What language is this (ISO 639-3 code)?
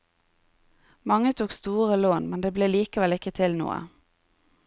nor